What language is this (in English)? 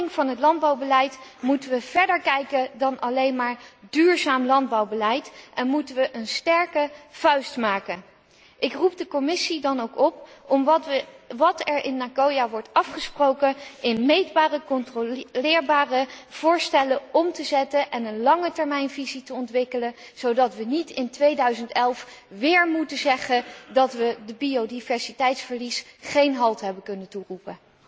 Dutch